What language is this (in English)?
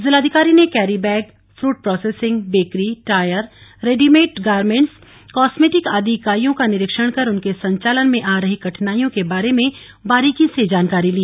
Hindi